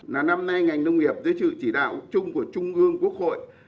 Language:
Vietnamese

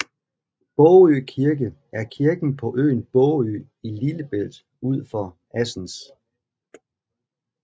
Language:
Danish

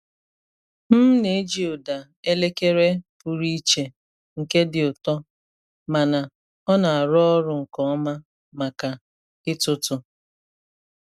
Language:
Igbo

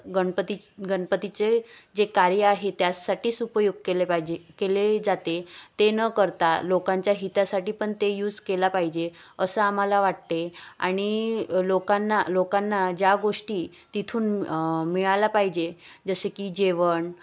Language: Marathi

